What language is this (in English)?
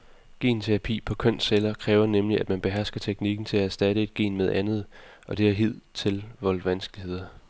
Danish